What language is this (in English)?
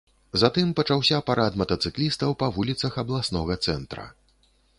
Belarusian